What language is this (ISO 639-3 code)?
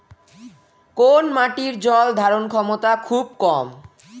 ben